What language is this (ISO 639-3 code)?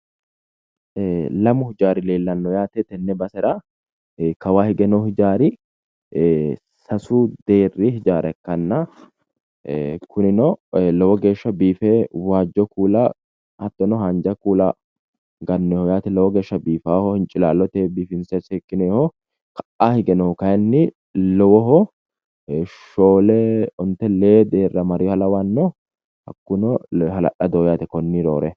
sid